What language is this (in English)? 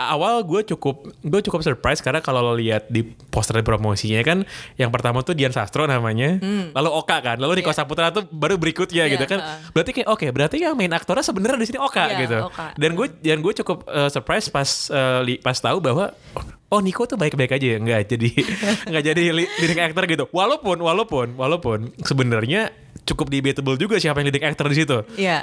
Indonesian